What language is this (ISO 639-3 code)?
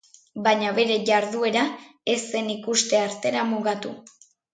eus